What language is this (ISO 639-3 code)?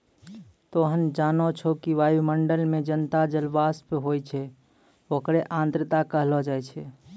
mai